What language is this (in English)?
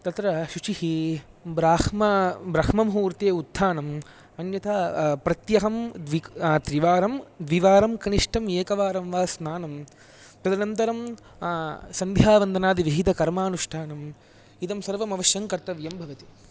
Sanskrit